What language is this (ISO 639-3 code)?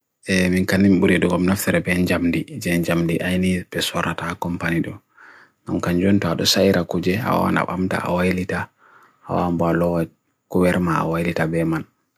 fui